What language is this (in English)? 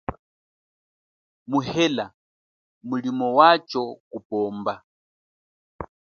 Chokwe